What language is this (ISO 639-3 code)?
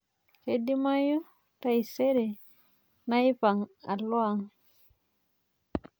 mas